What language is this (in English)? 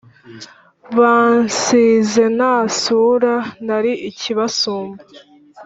Kinyarwanda